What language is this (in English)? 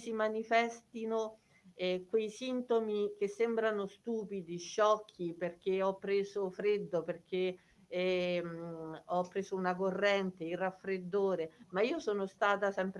Italian